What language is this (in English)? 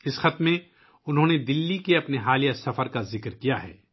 Urdu